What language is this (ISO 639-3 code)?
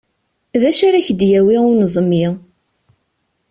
kab